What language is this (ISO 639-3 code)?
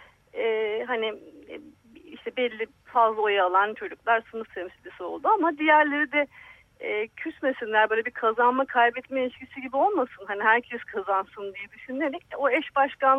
tur